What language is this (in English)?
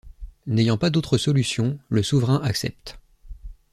French